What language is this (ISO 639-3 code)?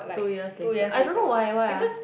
eng